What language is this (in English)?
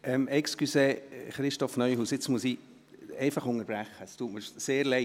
Swiss German